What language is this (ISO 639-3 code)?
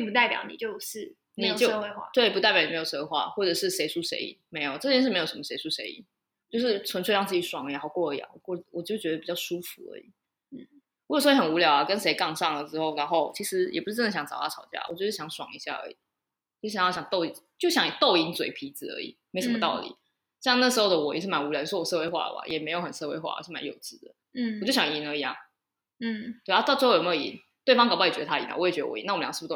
zho